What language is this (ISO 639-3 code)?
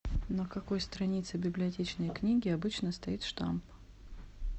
rus